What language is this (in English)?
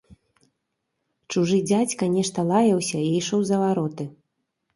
Belarusian